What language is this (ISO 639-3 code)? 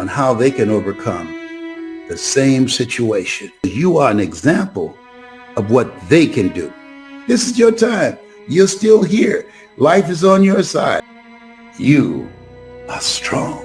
eng